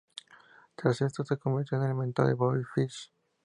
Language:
Spanish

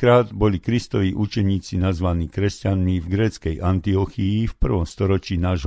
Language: Slovak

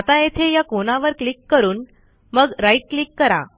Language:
Marathi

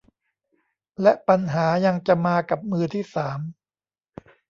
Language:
Thai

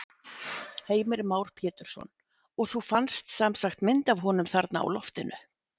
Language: Icelandic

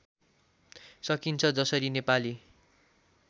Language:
Nepali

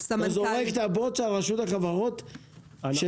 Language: Hebrew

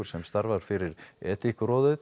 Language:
Icelandic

